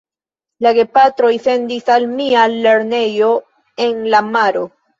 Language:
Esperanto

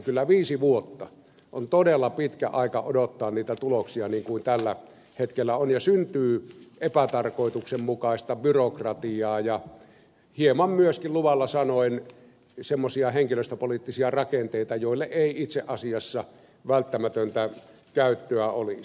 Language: Finnish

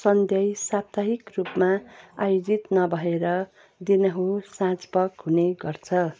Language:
Nepali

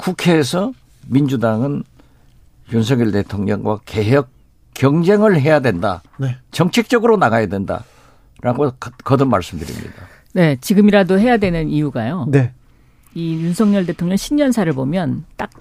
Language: Korean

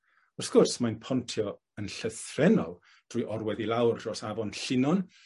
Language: Welsh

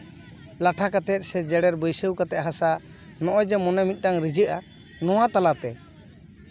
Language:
Santali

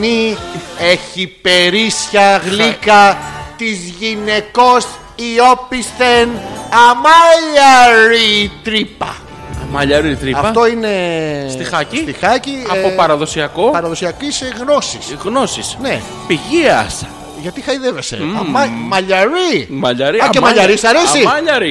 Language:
Greek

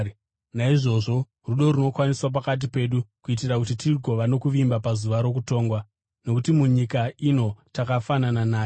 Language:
Shona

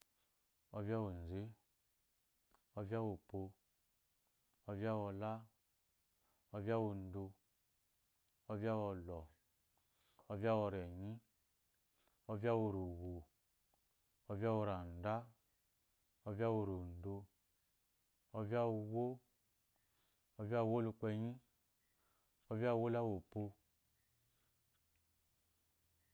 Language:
Eloyi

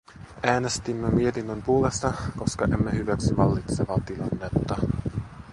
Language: Finnish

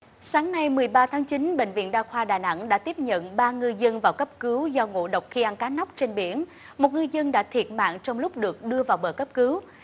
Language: Vietnamese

